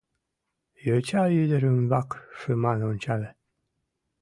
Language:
Mari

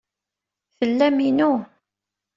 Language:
Kabyle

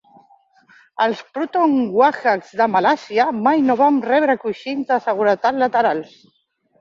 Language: Catalan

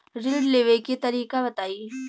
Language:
Bhojpuri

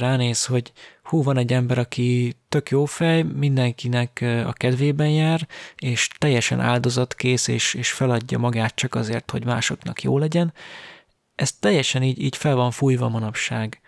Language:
Hungarian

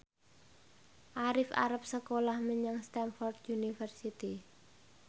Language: Javanese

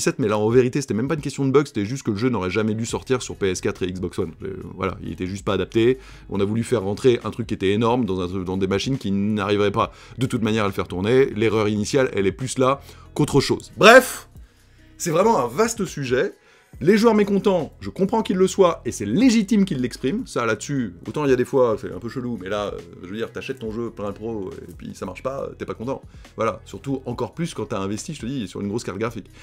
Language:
French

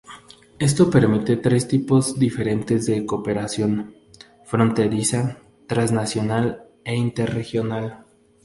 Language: Spanish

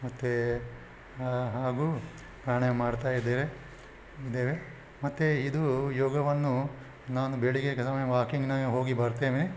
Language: Kannada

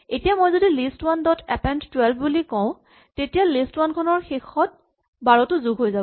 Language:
Assamese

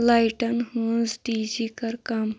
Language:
Kashmiri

